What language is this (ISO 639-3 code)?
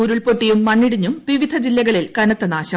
mal